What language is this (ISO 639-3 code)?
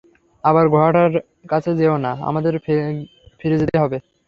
ben